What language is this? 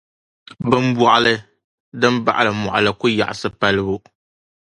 Dagbani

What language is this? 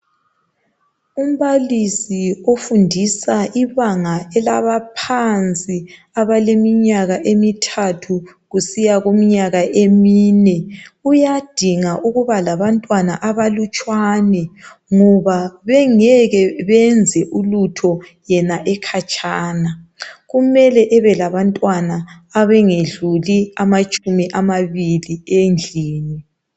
North Ndebele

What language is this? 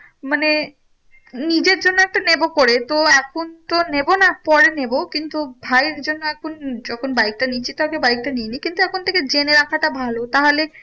Bangla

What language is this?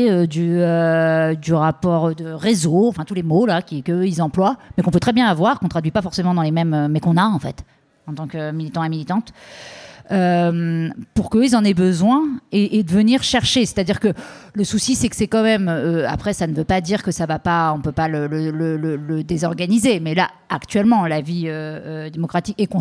French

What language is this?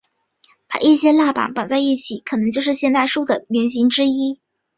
Chinese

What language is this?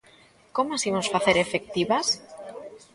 Galician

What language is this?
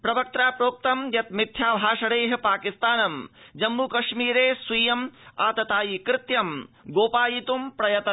Sanskrit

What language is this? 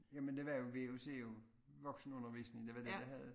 Danish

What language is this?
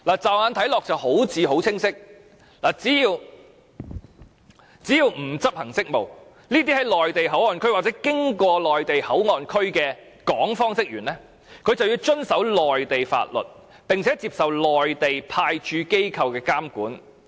Cantonese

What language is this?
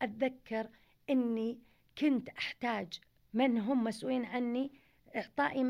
Arabic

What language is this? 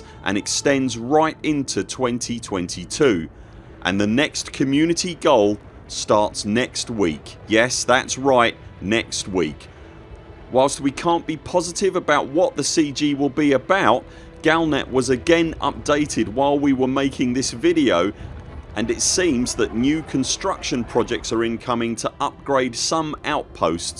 English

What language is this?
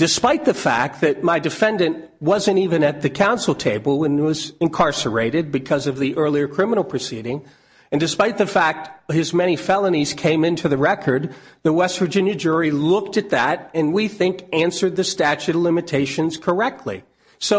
English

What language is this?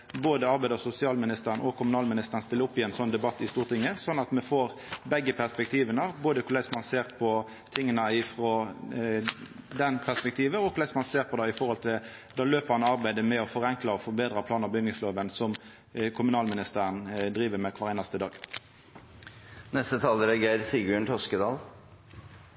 Norwegian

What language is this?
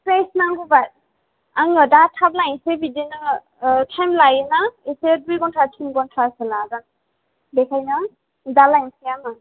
Bodo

